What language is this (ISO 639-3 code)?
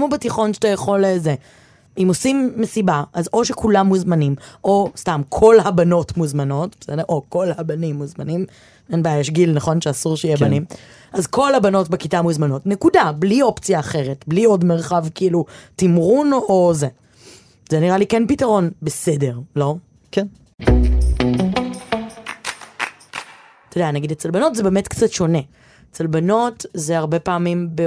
heb